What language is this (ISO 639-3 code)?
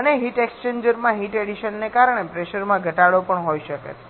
guj